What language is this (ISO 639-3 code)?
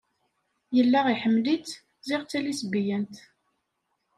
kab